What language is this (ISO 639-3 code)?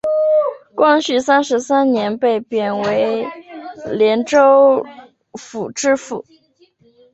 zho